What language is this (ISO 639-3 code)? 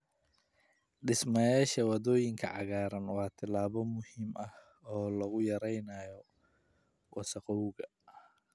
som